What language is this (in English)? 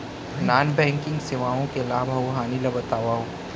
Chhattisgarhi